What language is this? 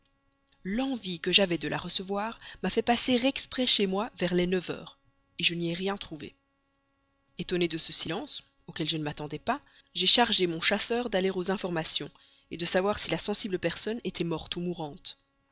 French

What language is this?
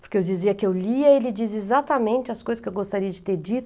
Portuguese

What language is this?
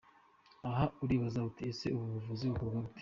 Kinyarwanda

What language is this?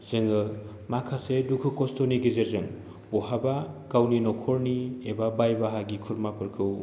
Bodo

